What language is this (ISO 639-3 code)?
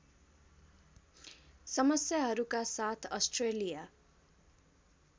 nep